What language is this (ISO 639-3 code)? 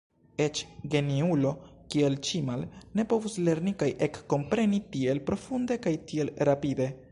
epo